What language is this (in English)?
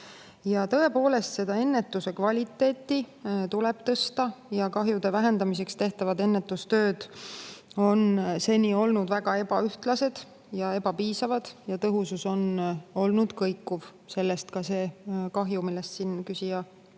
Estonian